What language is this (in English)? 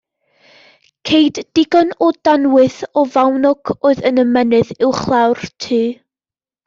Welsh